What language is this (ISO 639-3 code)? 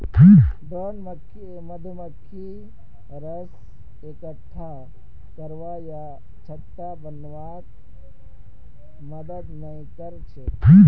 mag